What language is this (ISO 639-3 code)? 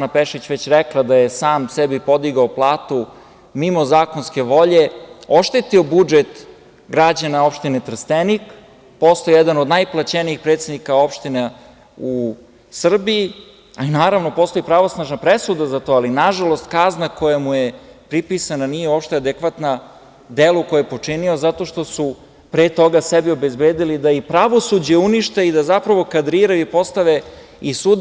srp